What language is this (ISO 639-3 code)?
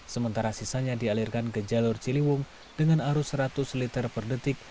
ind